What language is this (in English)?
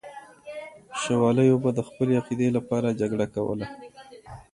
Pashto